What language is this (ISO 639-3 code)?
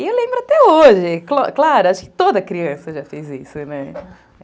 por